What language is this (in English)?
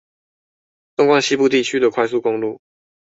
Chinese